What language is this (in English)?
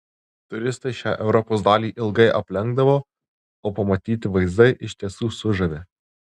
Lithuanian